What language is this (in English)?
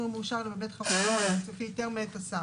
Hebrew